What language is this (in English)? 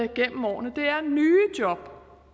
Danish